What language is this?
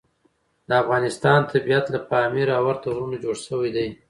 Pashto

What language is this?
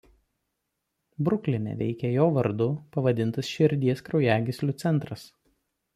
Lithuanian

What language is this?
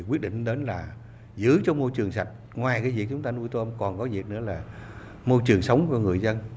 Vietnamese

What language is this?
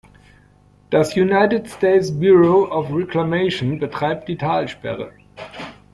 German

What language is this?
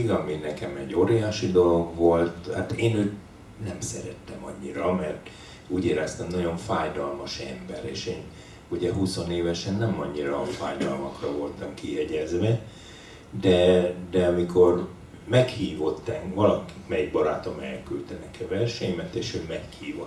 Hungarian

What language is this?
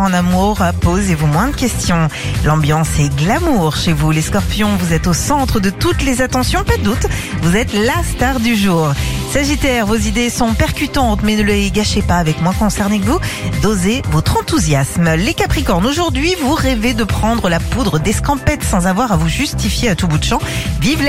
French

